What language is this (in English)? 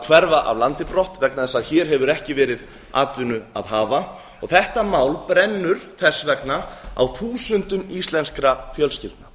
Icelandic